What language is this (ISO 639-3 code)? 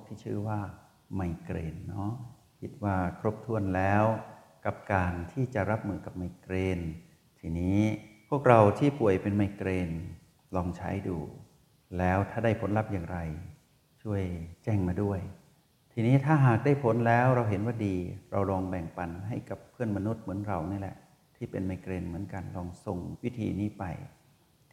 tha